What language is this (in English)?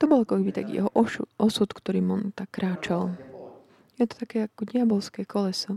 Slovak